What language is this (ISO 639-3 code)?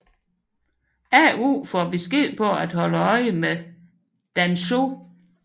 dan